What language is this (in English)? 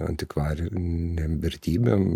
Lithuanian